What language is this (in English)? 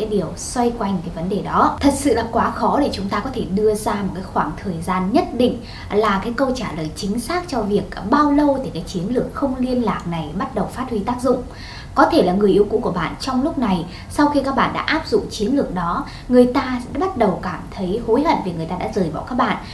Vietnamese